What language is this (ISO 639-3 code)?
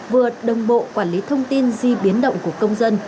vie